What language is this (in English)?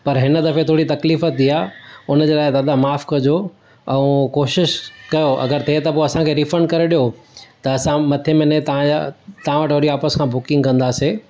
Sindhi